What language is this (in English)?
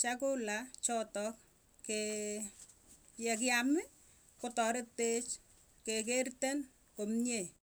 Tugen